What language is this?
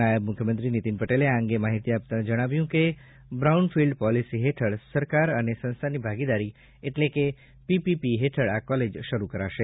Gujarati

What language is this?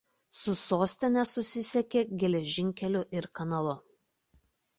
Lithuanian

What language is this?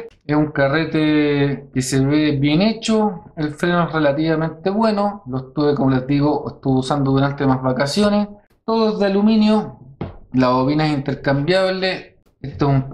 Spanish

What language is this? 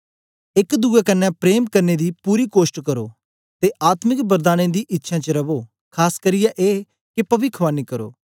Dogri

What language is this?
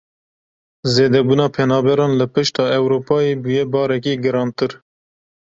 Kurdish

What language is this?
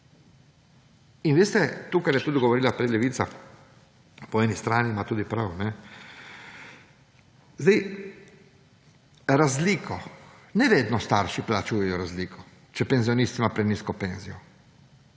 Slovenian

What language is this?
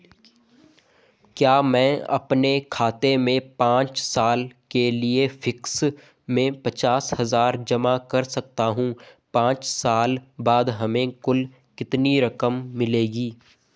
Hindi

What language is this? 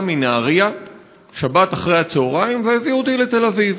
Hebrew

